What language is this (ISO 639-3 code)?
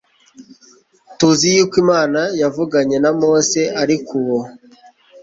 kin